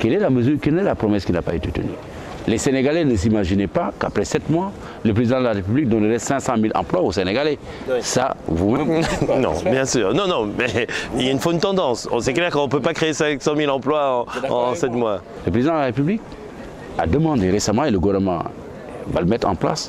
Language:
French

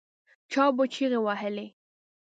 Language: Pashto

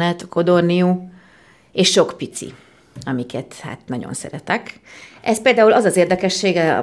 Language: Hungarian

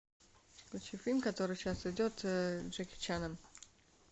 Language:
Russian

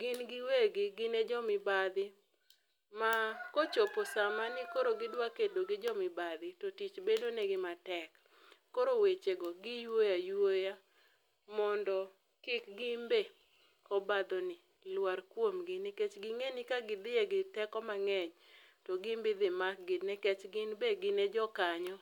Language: Luo (Kenya and Tanzania)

